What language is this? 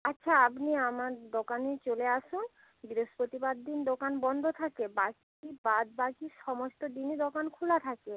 Bangla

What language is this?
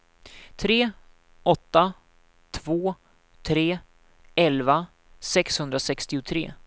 Swedish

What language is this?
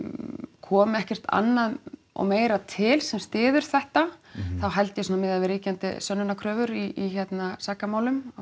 Icelandic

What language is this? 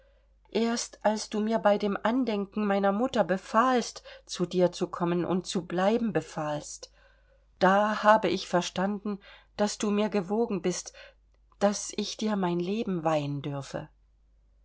German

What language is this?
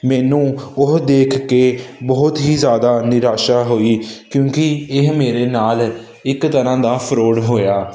Punjabi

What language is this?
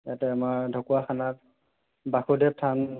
Assamese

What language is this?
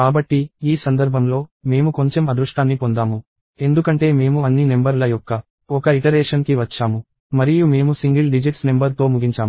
Telugu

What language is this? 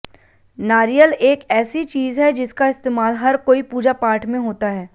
Hindi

